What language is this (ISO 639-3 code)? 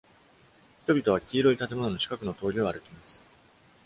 jpn